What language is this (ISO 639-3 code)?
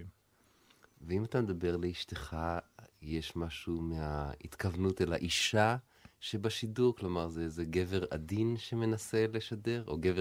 heb